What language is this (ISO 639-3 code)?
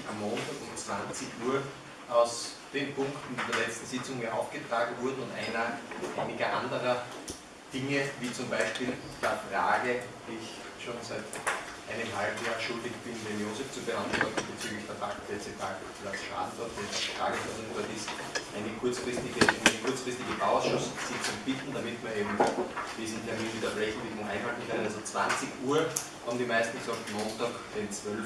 deu